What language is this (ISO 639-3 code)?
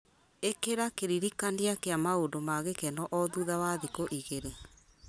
kik